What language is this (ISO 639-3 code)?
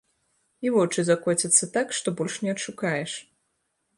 bel